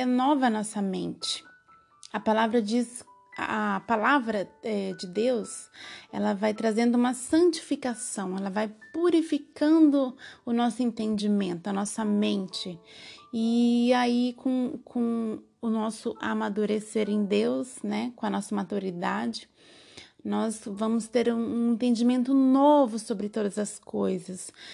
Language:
Portuguese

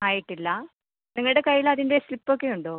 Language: Malayalam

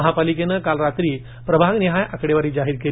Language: Marathi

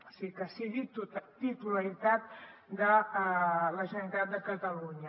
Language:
Catalan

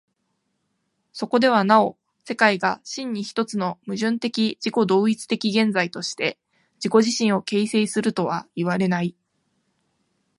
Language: Japanese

